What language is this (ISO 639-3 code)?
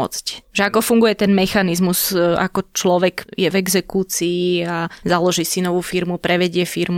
slk